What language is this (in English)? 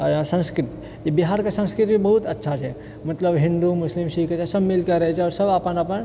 Maithili